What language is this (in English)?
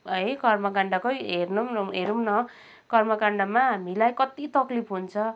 Nepali